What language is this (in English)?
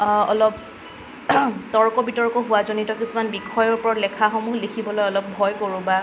Assamese